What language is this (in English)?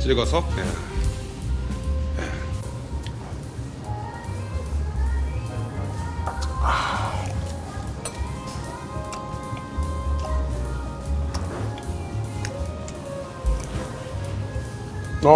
Korean